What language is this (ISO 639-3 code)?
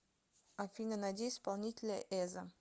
rus